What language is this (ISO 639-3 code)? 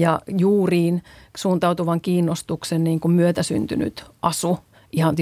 fin